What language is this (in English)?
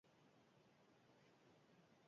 Basque